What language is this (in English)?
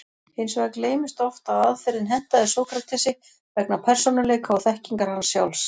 Icelandic